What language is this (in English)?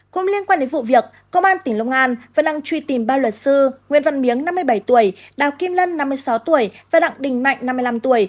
Vietnamese